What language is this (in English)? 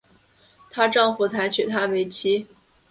Chinese